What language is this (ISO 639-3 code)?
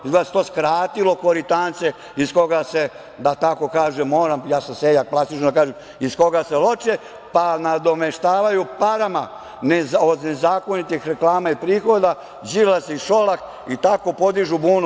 srp